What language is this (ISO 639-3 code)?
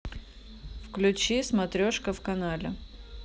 rus